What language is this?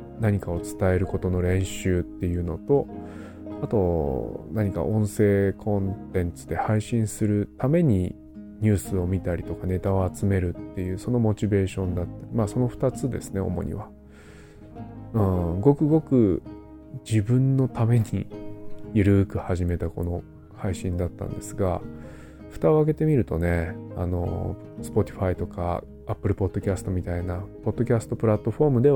Japanese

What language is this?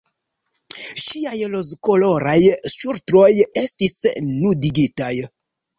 Esperanto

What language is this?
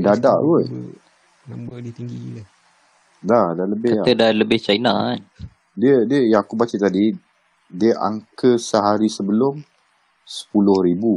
Malay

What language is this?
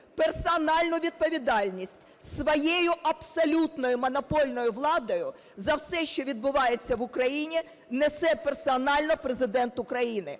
Ukrainian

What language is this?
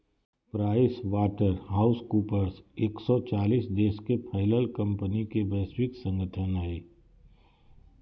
Magahi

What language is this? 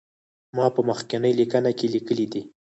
Pashto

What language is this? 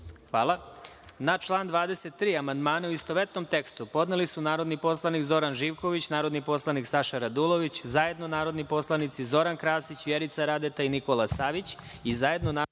Serbian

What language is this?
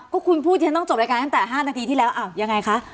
Thai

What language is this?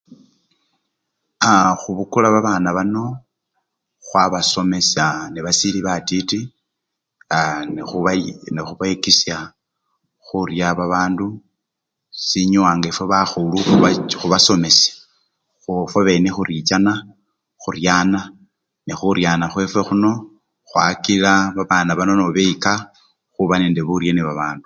Luyia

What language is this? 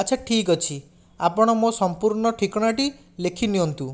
Odia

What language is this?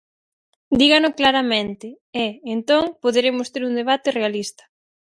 Galician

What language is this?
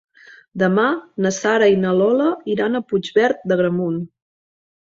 Catalan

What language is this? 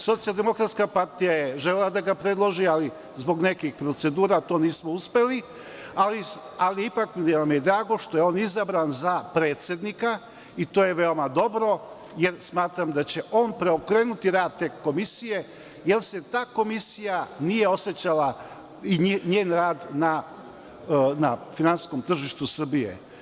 Serbian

